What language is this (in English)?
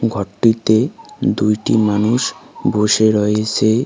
Bangla